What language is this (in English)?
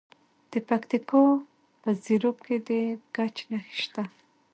Pashto